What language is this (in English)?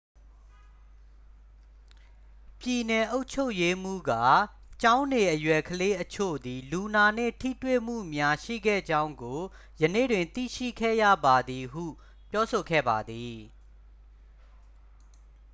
Burmese